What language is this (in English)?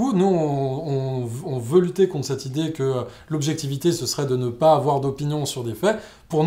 French